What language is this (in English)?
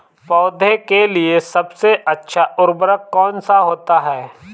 Hindi